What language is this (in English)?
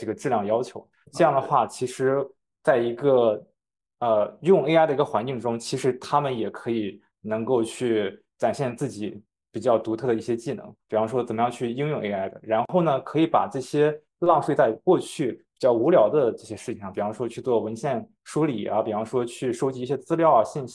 Chinese